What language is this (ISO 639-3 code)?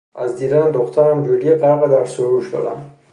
fas